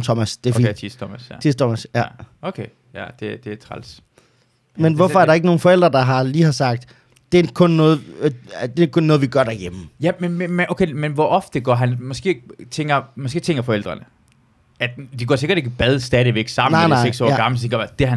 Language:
Danish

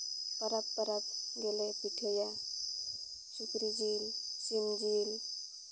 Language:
Santali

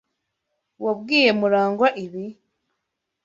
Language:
Kinyarwanda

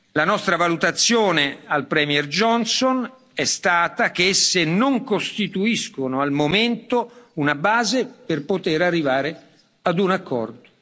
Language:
Italian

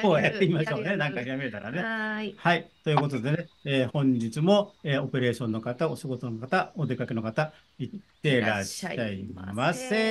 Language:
Japanese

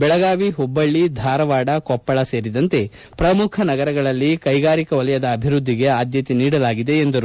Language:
Kannada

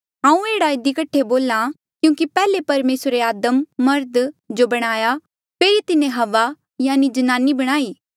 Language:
Mandeali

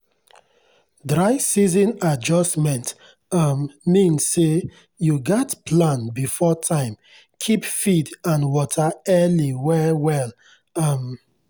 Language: Nigerian Pidgin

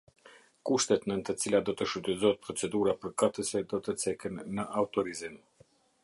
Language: Albanian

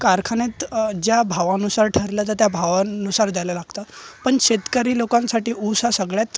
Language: Marathi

